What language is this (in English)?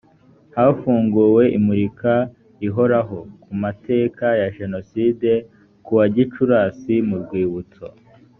Kinyarwanda